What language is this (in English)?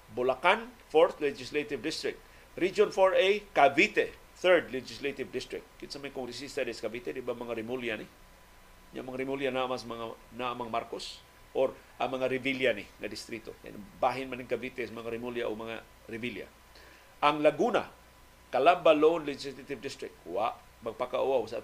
Filipino